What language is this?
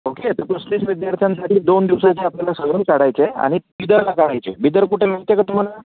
Marathi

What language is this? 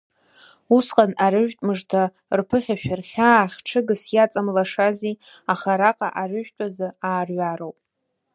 Abkhazian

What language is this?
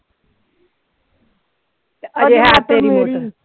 Punjabi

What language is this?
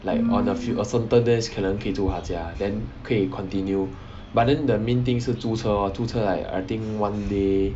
English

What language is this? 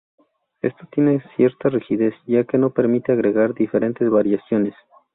Spanish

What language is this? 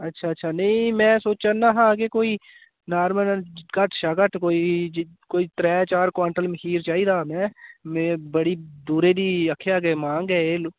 Dogri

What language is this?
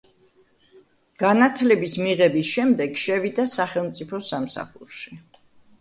Georgian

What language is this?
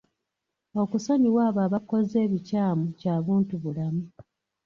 Ganda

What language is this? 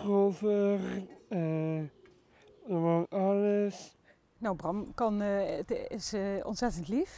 Dutch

